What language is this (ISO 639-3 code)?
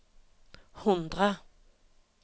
nor